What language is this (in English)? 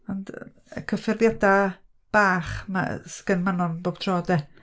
Welsh